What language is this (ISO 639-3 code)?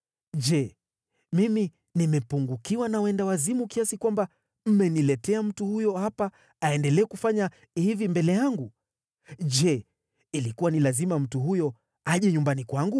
swa